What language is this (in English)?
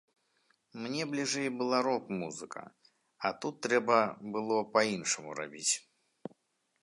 Belarusian